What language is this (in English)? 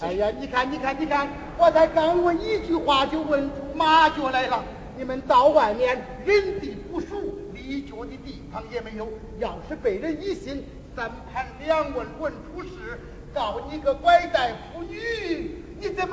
Chinese